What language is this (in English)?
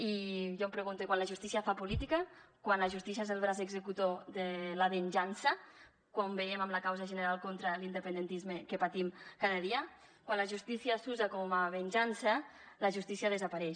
Catalan